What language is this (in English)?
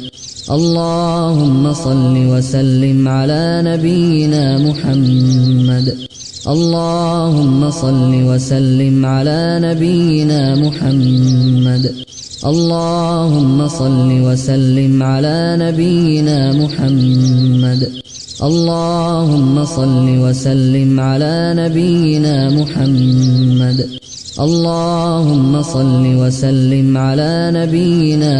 Arabic